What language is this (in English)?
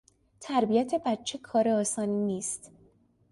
Persian